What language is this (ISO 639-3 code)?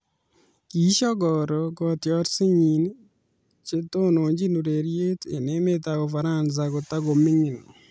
kln